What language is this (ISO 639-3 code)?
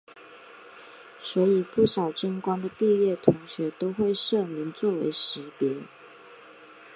zho